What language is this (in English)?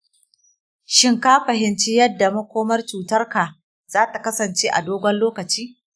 Hausa